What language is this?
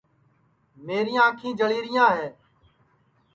Sansi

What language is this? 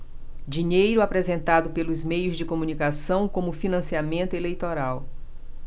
Portuguese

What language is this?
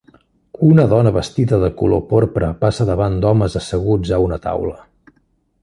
Catalan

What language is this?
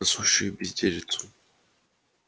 Russian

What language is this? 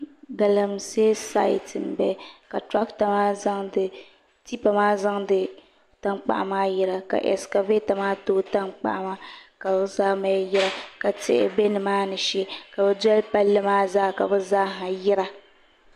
Dagbani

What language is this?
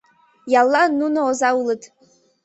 Mari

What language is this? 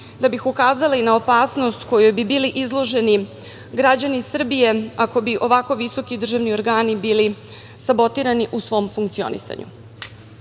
Serbian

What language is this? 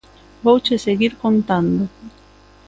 Galician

